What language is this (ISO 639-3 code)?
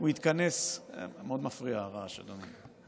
heb